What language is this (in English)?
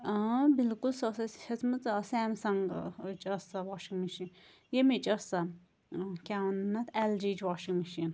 Kashmiri